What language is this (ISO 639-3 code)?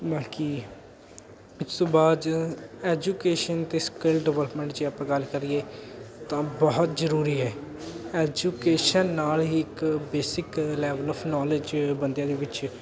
pan